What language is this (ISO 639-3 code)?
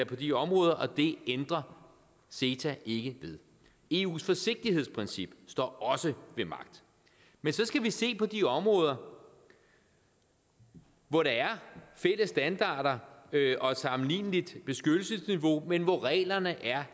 dan